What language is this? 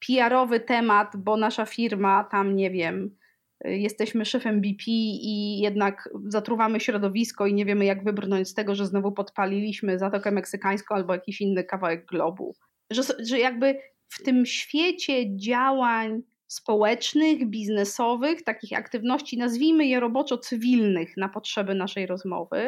Polish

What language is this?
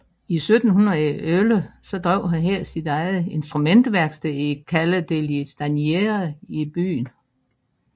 Danish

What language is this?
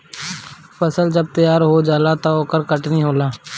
Bhojpuri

